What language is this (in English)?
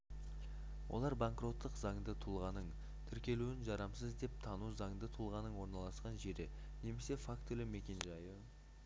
Kazakh